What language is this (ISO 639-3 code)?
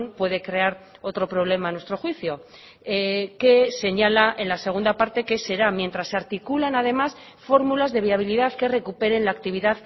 spa